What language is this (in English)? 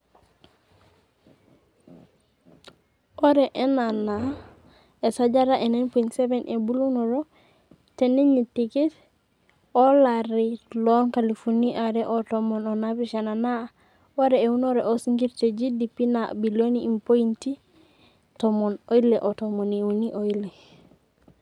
Masai